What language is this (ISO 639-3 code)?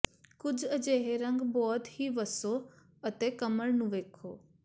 pan